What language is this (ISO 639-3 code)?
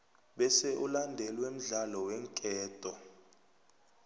nbl